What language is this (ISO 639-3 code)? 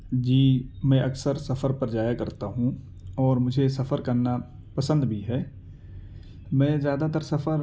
urd